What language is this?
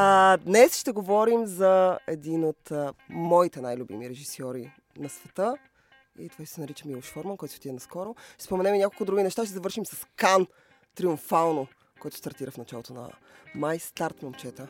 Bulgarian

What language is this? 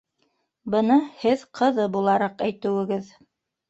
Bashkir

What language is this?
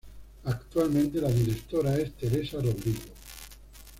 Spanish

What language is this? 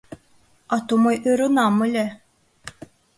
Mari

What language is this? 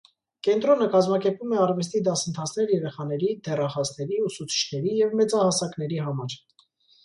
Armenian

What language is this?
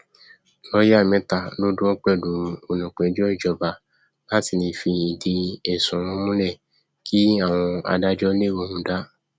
Yoruba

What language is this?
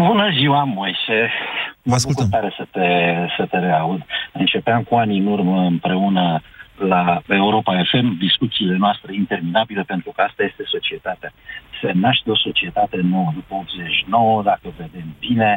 Romanian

